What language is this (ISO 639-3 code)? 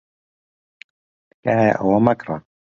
ckb